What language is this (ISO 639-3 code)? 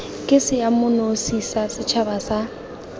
tsn